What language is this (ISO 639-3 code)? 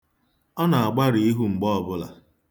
ibo